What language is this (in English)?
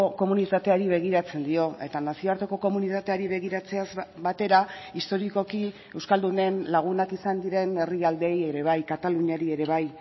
Basque